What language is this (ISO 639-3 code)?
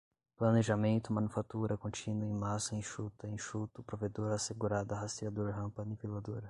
por